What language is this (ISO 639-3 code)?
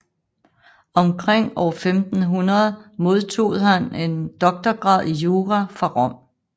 dan